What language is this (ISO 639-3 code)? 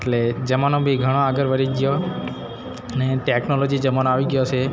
guj